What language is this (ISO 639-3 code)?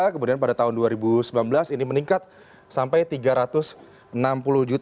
ind